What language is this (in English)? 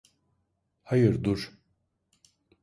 Turkish